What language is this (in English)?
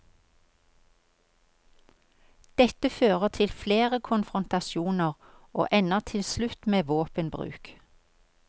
Norwegian